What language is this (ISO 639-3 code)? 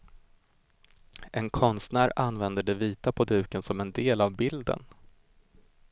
swe